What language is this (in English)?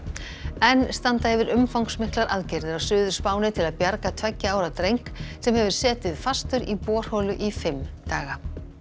Icelandic